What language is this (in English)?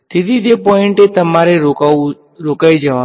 Gujarati